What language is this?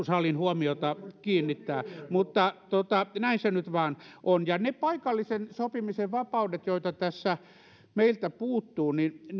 Finnish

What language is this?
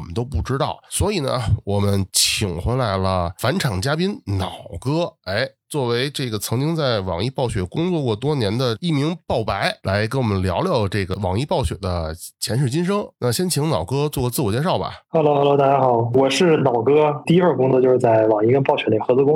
Chinese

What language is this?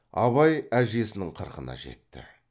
Kazakh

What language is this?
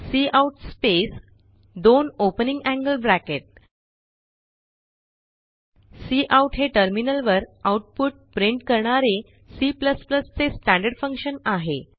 Marathi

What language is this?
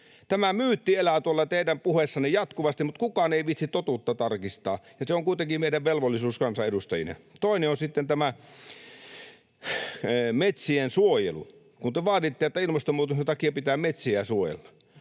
Finnish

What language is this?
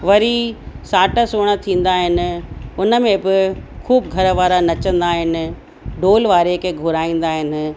Sindhi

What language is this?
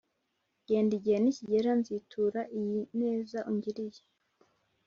Kinyarwanda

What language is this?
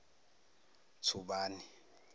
Zulu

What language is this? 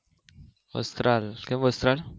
Gujarati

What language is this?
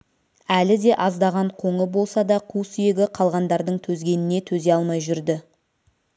Kazakh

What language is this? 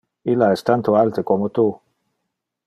Interlingua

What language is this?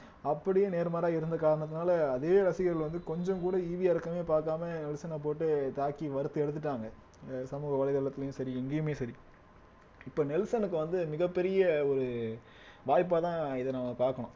Tamil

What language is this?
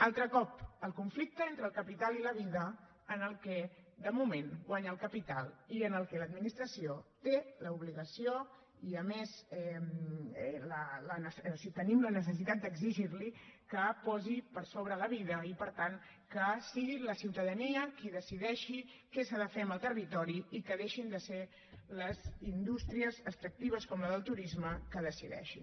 Catalan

